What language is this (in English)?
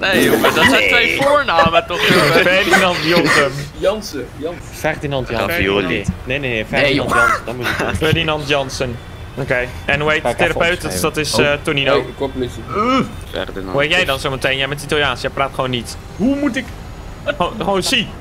Dutch